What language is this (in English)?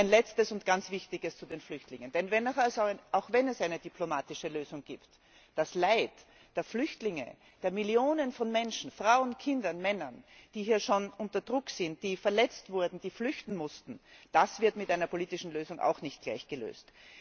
German